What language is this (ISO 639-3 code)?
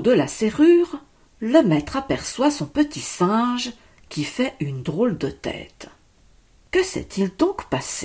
fra